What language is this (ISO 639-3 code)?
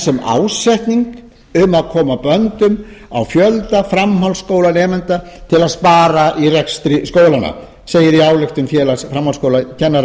isl